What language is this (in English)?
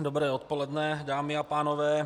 Czech